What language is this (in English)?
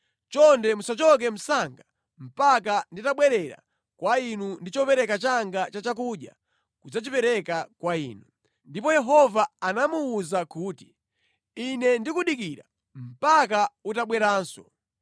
Nyanja